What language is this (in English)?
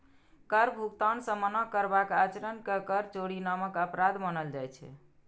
Maithili